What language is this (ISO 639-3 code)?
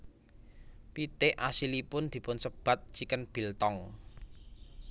jav